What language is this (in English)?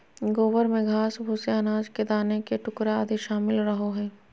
Magahi